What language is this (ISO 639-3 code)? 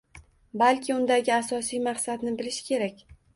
uzb